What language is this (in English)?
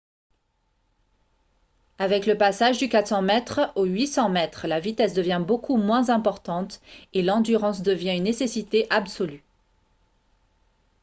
French